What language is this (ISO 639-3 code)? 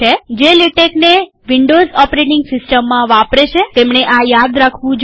guj